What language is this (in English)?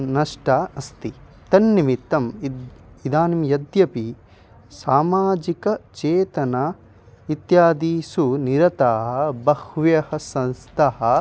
Sanskrit